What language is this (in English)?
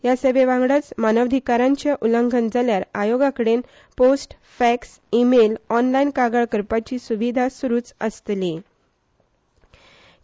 Konkani